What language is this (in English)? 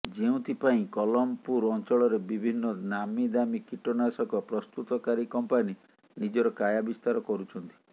Odia